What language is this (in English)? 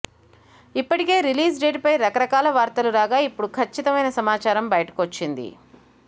Telugu